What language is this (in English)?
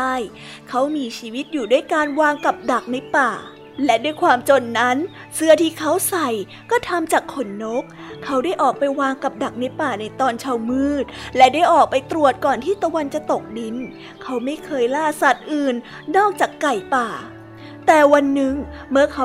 Thai